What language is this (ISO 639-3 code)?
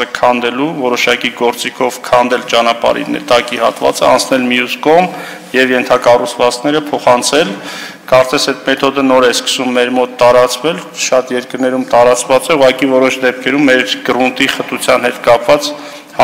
tur